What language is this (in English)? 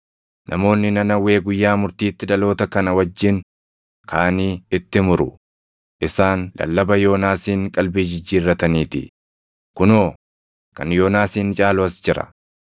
Oromo